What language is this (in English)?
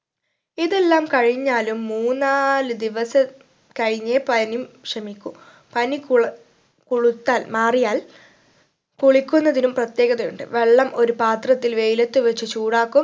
Malayalam